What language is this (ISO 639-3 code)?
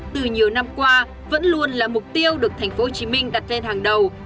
vie